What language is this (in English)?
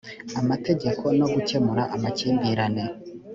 Kinyarwanda